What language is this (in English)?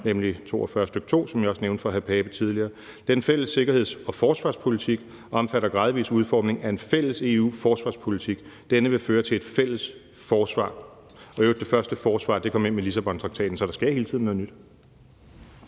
Danish